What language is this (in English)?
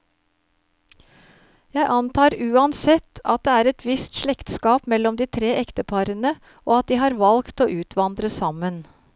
Norwegian